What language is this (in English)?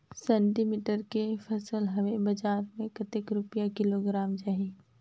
Chhattisgarhi